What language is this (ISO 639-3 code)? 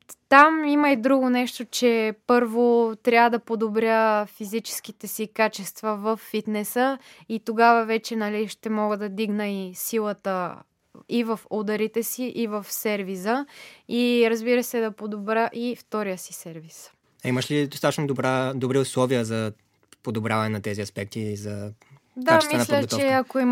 bul